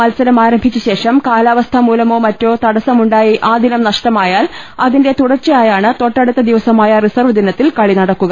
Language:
Malayalam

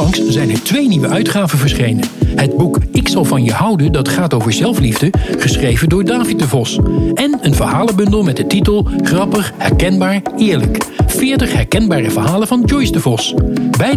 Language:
Dutch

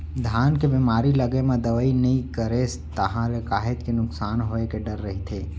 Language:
Chhattisgarhi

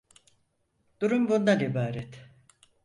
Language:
Turkish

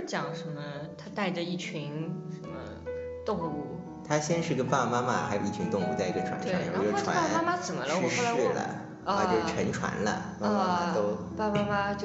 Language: Chinese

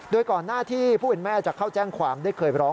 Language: Thai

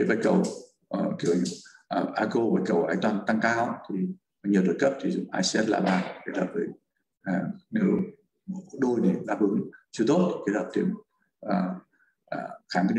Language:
Vietnamese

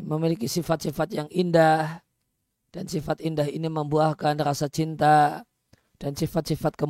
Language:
Indonesian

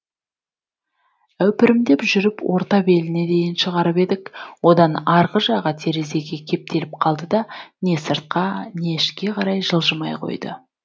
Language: Kazakh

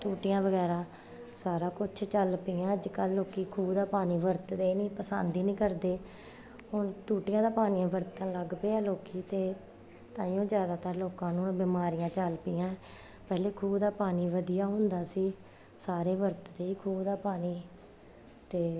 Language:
Punjabi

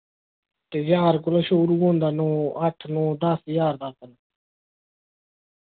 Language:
Dogri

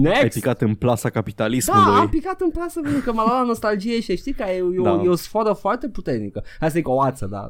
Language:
Romanian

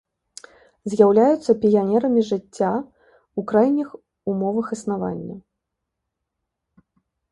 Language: Belarusian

